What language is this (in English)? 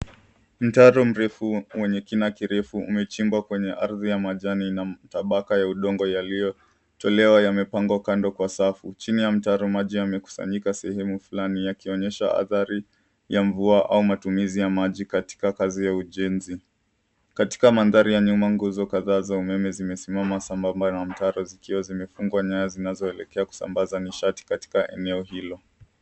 Swahili